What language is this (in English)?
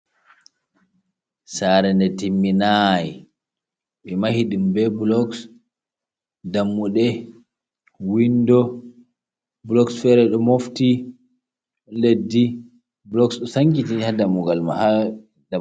Fula